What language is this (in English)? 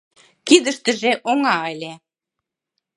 Mari